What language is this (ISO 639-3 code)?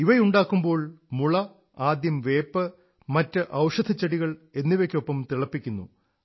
mal